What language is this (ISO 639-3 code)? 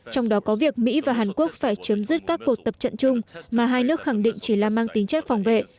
vie